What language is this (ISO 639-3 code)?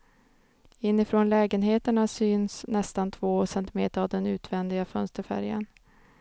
swe